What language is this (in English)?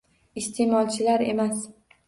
Uzbek